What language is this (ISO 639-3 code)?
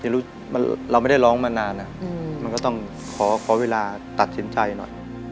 tha